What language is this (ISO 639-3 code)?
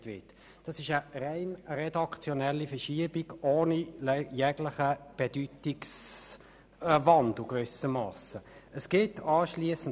gsw